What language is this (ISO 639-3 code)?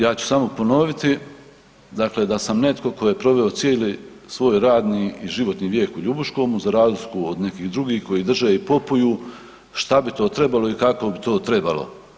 hrv